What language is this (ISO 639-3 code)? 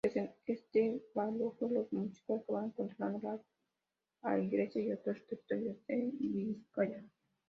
spa